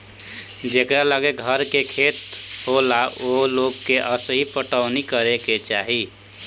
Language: Bhojpuri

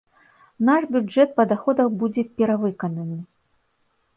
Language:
Belarusian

